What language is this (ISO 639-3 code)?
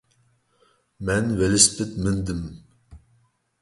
uig